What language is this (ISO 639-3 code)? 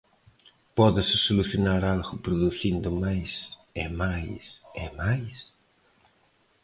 glg